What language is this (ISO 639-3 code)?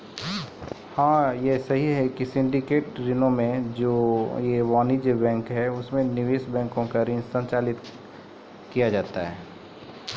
mai